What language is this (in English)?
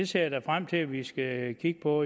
Danish